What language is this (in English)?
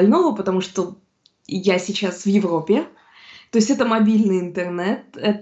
Russian